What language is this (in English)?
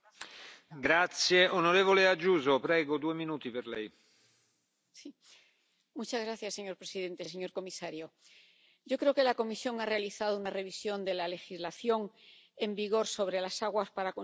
Spanish